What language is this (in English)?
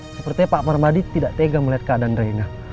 Indonesian